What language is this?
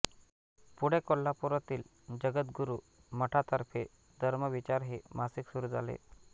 Marathi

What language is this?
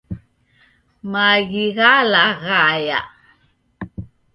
Taita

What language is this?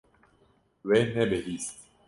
Kurdish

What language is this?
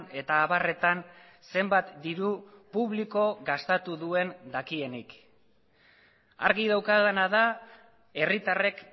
Basque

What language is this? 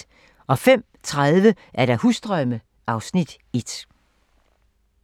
Danish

